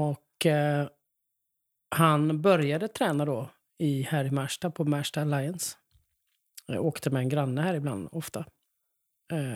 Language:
Swedish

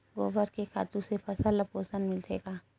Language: Chhattisgarhi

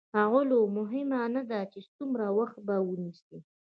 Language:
Pashto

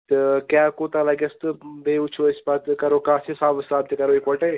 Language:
Kashmiri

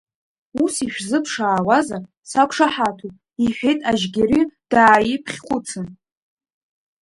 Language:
Abkhazian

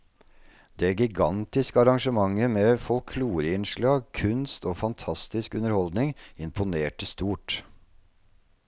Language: Norwegian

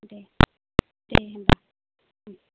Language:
Bodo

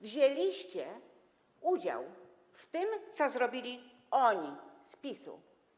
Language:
Polish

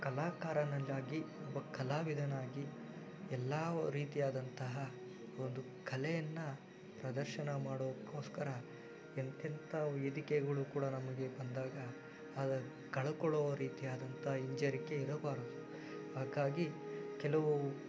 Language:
Kannada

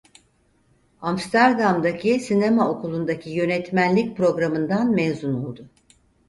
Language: Turkish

